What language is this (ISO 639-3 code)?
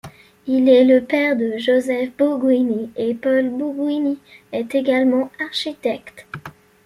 fra